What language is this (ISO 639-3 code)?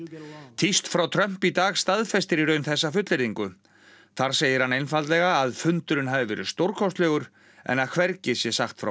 isl